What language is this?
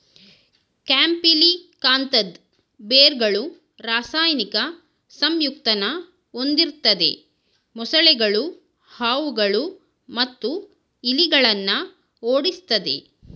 Kannada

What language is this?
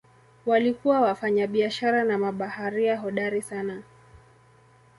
Swahili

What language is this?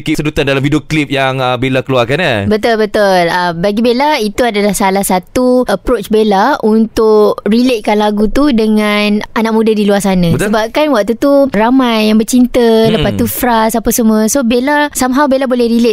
Malay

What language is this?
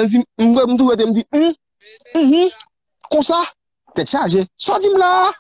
French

